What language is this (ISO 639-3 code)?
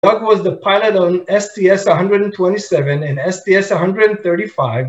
heb